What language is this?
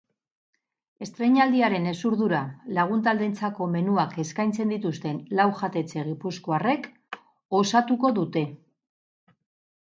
Basque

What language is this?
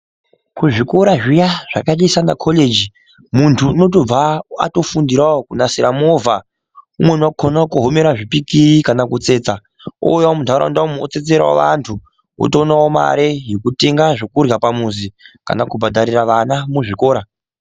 Ndau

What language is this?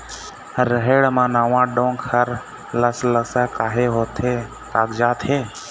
Chhattisgarhi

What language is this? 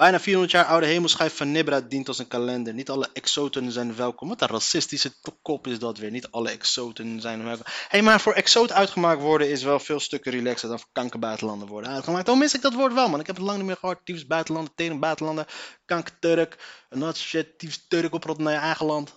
Dutch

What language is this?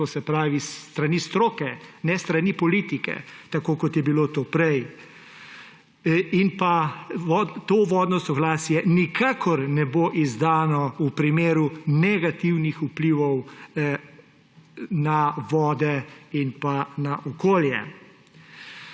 Slovenian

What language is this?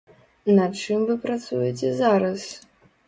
Belarusian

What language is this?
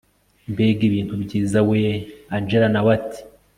Kinyarwanda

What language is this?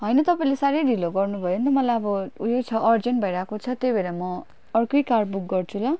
Nepali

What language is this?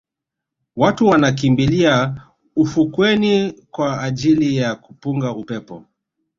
Swahili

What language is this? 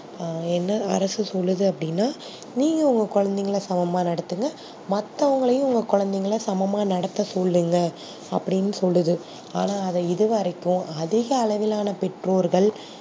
Tamil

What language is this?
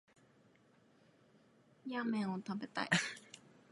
Japanese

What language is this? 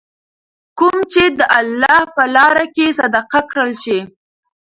Pashto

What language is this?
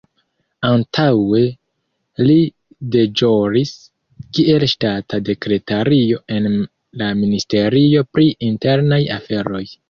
Esperanto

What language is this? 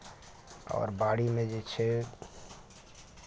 Maithili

